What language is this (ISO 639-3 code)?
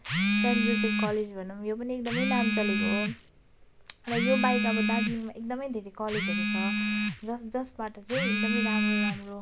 nep